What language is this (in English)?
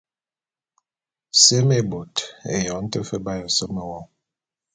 Bulu